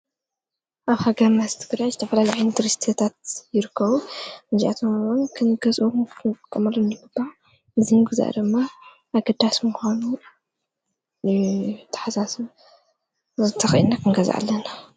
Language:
Tigrinya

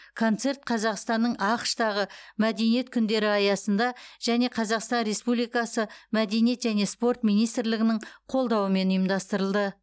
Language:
Kazakh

